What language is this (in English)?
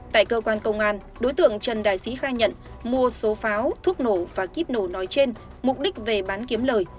Vietnamese